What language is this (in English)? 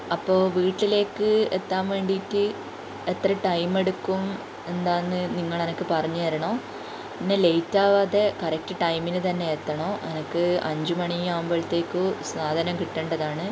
Malayalam